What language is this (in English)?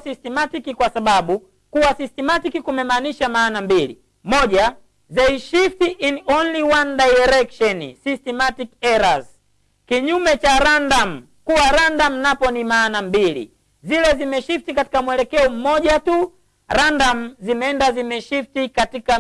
Swahili